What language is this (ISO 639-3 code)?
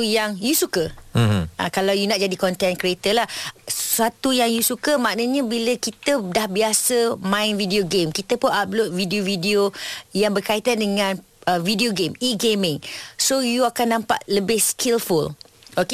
msa